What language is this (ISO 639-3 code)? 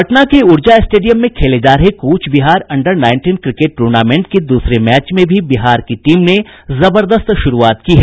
hin